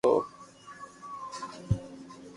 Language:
Loarki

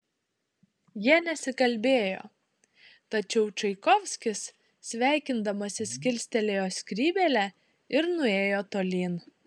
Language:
Lithuanian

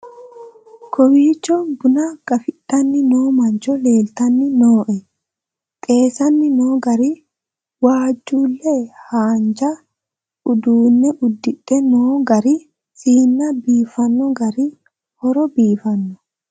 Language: Sidamo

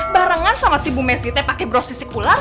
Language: Indonesian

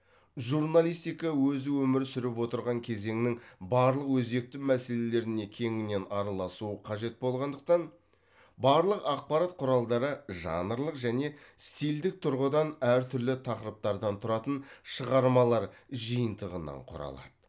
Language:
Kazakh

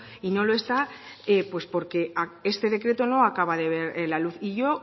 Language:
Spanish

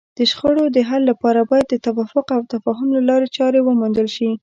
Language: Pashto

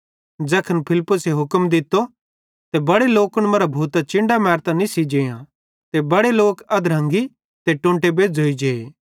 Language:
Bhadrawahi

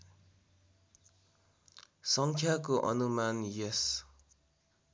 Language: Nepali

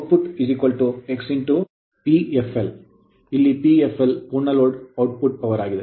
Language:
Kannada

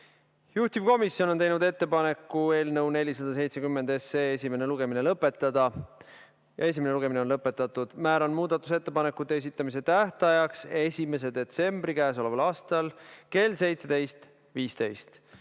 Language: Estonian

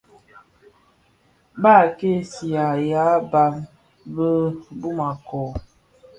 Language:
Bafia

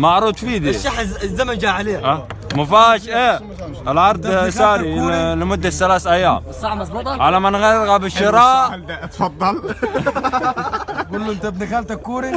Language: Arabic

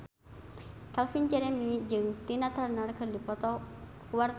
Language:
Sundanese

